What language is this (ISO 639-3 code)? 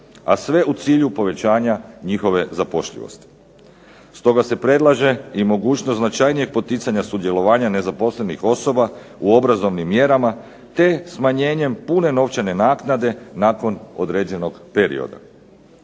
hrv